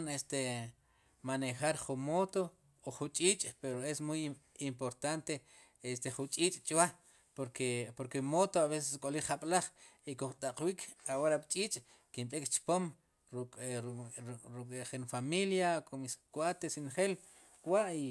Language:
Sipacapense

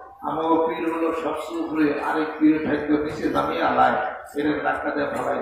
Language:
Arabic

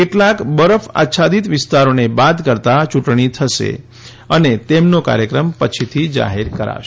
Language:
Gujarati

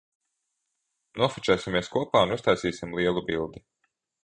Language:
Latvian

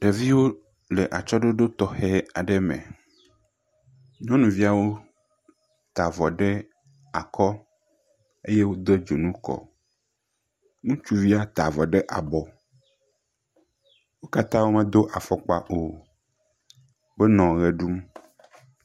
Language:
Ewe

